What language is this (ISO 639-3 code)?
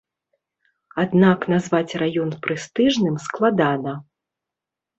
bel